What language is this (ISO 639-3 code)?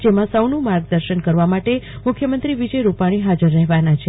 guj